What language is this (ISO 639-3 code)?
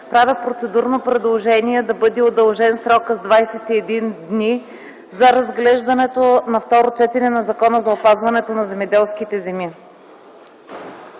bul